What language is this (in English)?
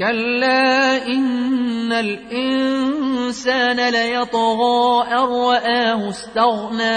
Arabic